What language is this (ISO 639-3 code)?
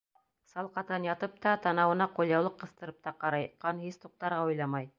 bak